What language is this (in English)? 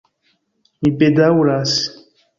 Esperanto